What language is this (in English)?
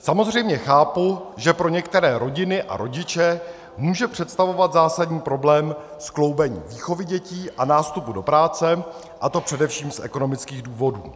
Czech